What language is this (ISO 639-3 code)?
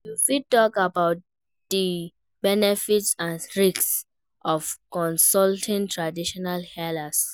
pcm